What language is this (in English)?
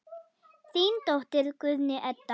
Icelandic